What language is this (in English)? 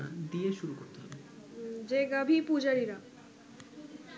Bangla